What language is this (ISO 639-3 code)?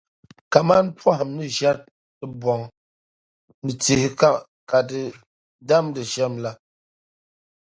dag